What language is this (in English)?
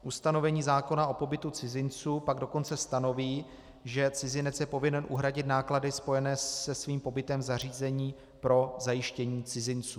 Czech